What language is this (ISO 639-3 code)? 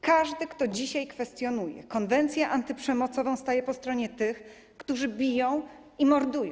pol